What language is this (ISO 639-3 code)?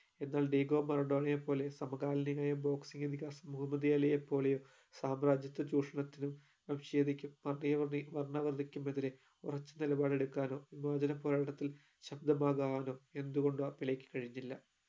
mal